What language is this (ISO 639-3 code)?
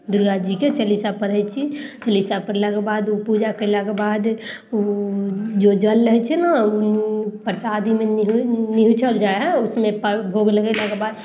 mai